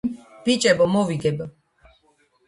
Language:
Georgian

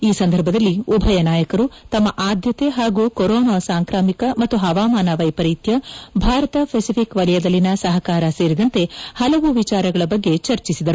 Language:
Kannada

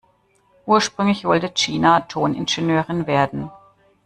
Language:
German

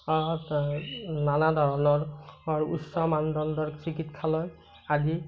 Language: Assamese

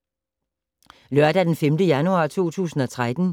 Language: Danish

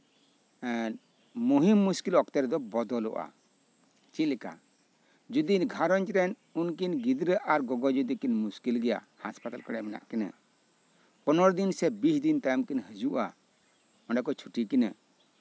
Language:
Santali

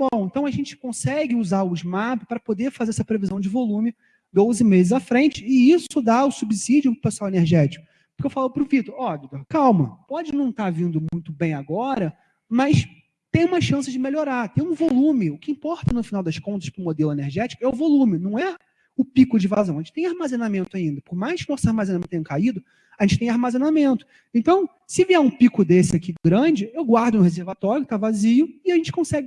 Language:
Portuguese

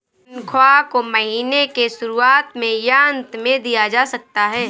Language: Hindi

